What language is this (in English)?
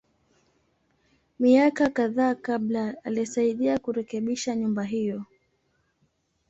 Swahili